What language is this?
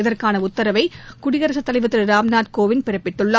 Tamil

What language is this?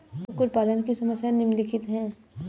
Hindi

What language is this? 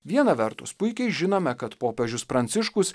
Lithuanian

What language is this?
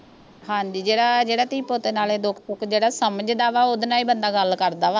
Punjabi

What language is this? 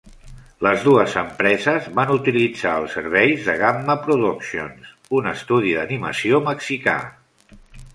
Catalan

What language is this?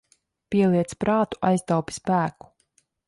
Latvian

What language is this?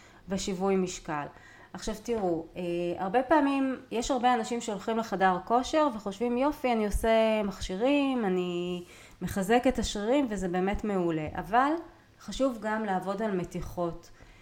Hebrew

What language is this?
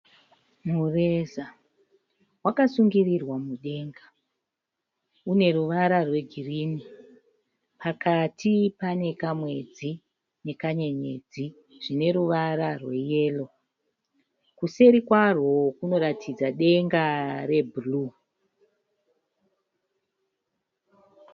Shona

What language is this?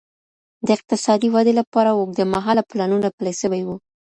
Pashto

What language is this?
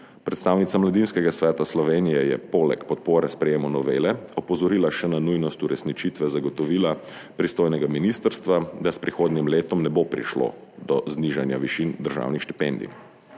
Slovenian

